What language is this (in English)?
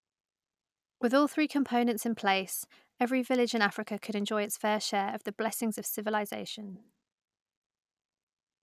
English